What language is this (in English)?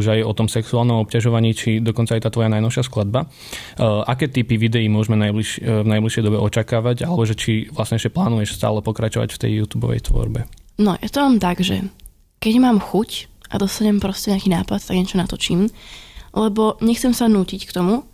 Slovak